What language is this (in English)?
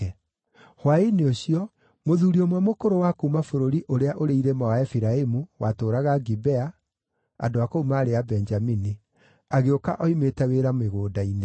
Kikuyu